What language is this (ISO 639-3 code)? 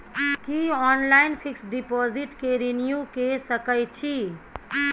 mai